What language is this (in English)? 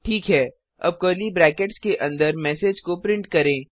Hindi